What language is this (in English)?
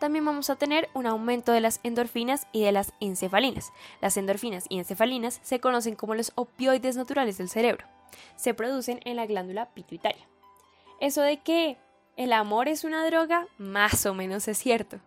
Spanish